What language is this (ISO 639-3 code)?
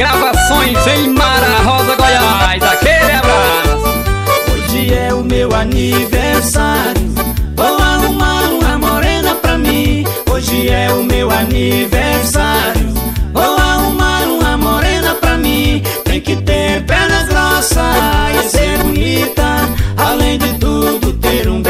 por